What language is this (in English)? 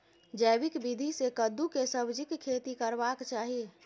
Maithili